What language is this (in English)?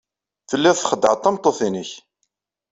Kabyle